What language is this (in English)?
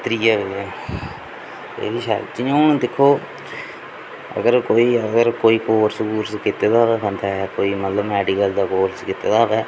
Dogri